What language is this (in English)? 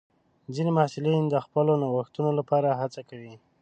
Pashto